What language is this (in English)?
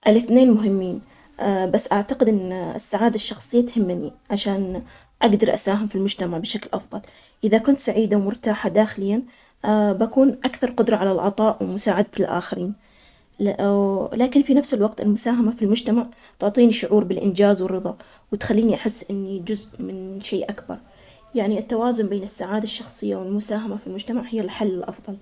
Omani Arabic